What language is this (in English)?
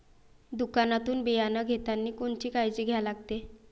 Marathi